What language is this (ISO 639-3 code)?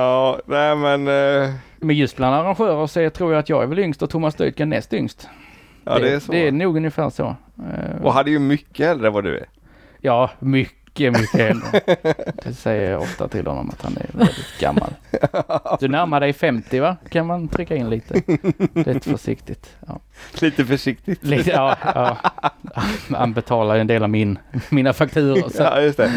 swe